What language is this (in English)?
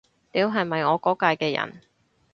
Cantonese